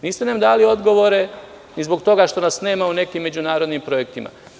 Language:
Serbian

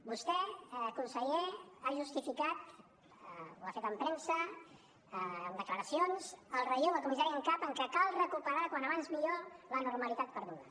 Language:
Catalan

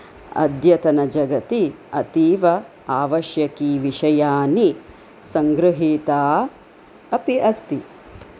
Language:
Sanskrit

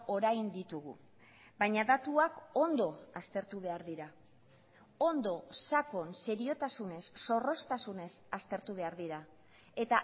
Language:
Basque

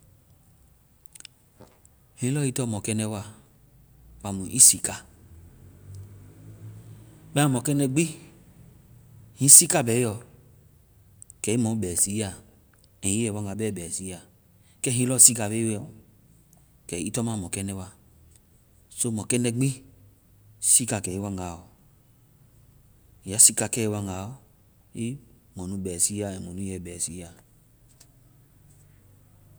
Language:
Vai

